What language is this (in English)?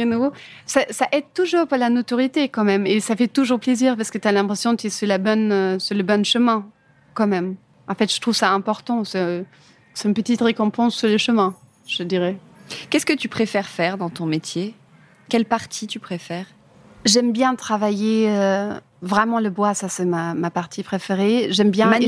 French